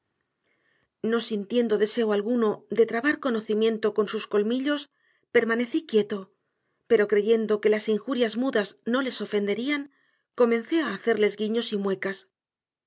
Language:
Spanish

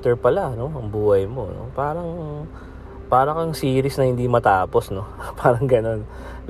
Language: Filipino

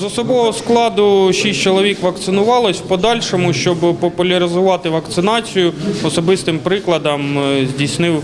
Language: Ukrainian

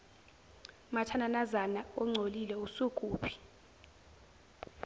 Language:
Zulu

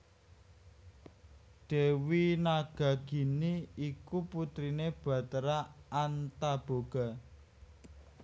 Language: Javanese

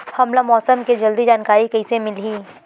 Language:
Chhattisgarhi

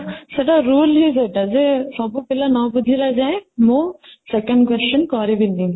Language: Odia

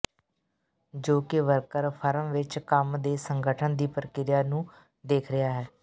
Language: Punjabi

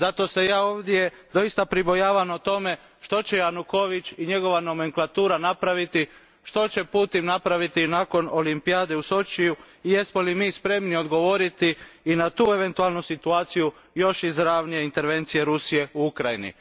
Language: Croatian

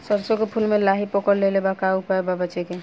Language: Bhojpuri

